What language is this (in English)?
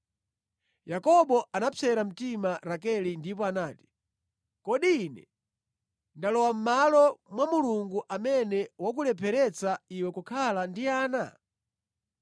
Nyanja